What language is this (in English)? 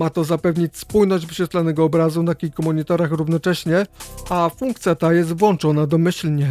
Polish